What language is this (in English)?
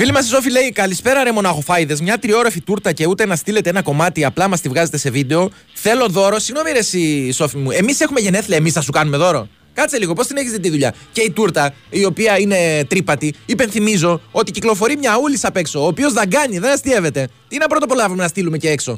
Greek